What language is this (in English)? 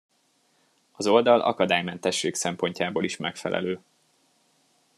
Hungarian